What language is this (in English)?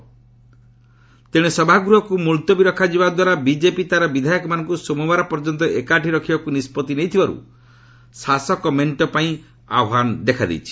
Odia